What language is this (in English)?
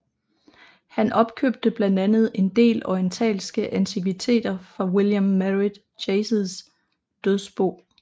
Danish